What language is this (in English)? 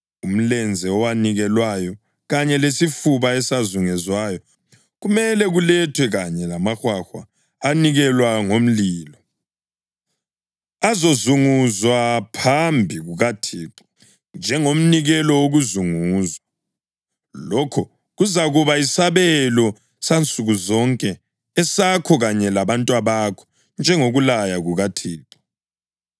North Ndebele